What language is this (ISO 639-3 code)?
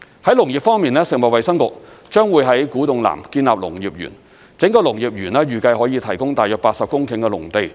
yue